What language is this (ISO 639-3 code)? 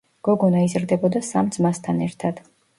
kat